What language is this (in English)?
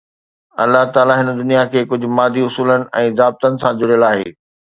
Sindhi